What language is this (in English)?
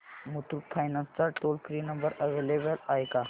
Marathi